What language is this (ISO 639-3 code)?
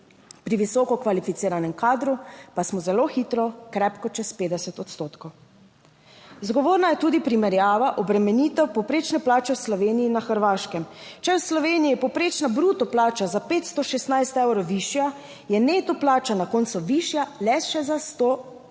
slv